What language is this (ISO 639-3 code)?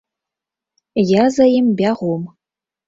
bel